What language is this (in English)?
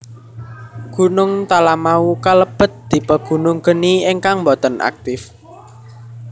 Javanese